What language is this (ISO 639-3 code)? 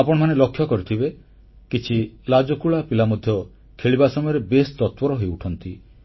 ori